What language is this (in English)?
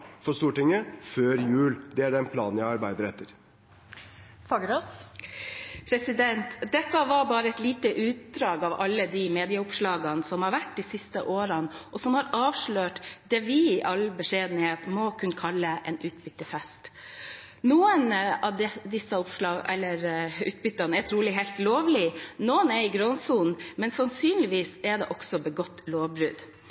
Norwegian